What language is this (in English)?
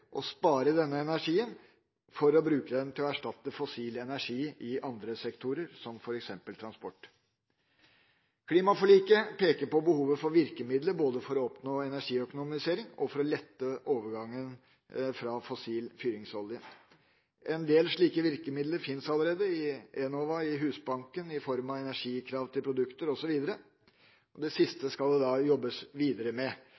Norwegian Bokmål